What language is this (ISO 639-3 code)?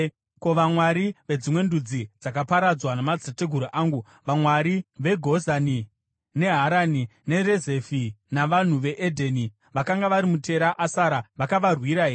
sna